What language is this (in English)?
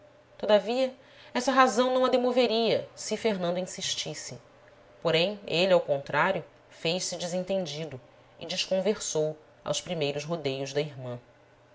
Portuguese